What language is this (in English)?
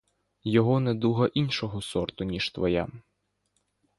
Ukrainian